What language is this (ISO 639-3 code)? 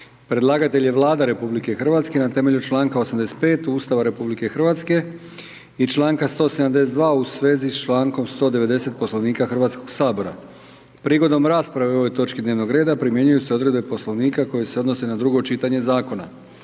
hrv